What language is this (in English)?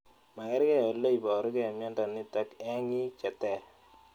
Kalenjin